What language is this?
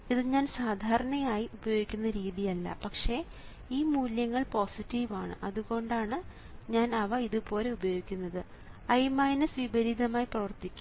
Malayalam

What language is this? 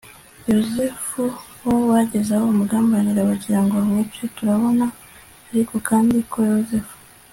Kinyarwanda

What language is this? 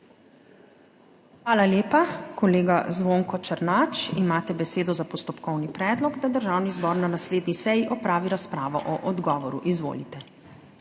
Slovenian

